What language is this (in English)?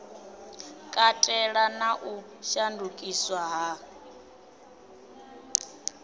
Venda